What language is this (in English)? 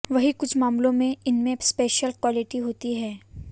Hindi